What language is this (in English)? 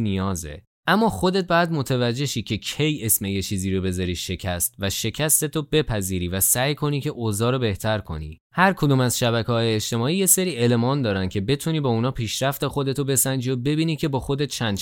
Persian